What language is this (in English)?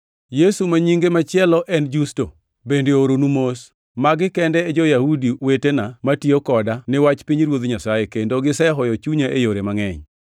Luo (Kenya and Tanzania)